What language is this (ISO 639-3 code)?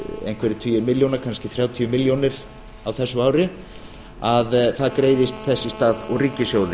isl